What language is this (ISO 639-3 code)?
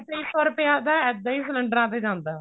pan